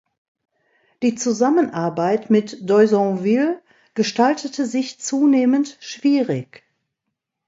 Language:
German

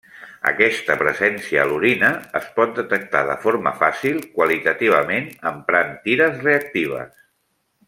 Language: Catalan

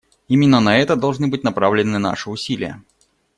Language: Russian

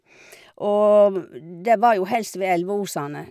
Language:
Norwegian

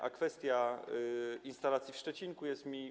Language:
Polish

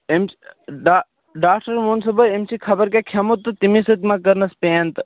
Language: Kashmiri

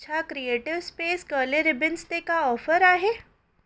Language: Sindhi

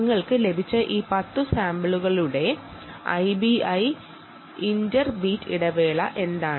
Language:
Malayalam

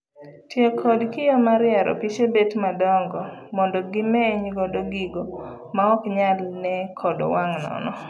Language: Luo (Kenya and Tanzania)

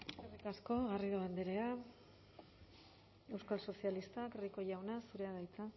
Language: Basque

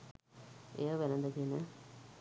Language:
Sinhala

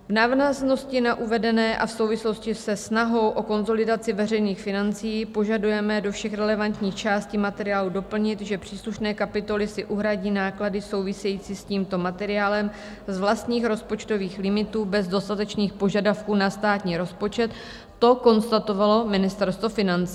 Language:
Czech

